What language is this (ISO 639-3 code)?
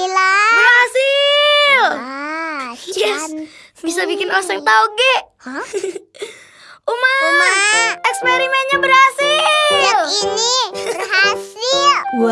ind